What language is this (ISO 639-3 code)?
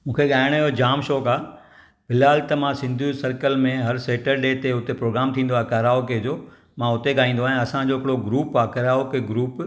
snd